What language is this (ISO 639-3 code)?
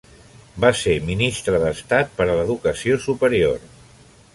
cat